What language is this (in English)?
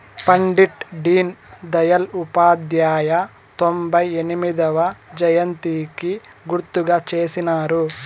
Telugu